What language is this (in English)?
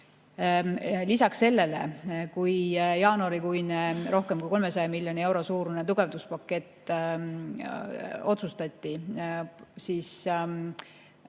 Estonian